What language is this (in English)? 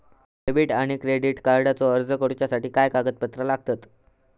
Marathi